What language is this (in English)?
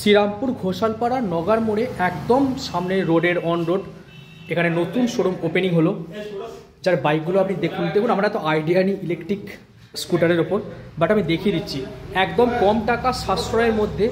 Bangla